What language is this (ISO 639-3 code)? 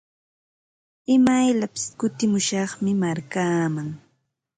qva